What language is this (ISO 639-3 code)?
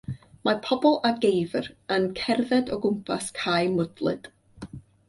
cym